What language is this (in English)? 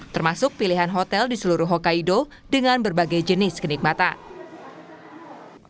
Indonesian